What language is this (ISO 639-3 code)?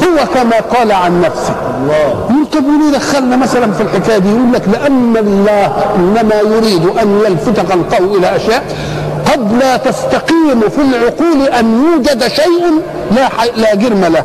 ara